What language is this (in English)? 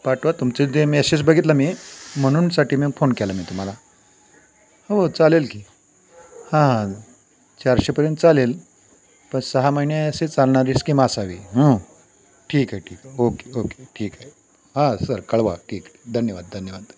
Marathi